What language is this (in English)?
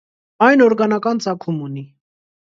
Armenian